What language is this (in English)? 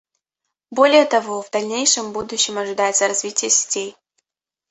Russian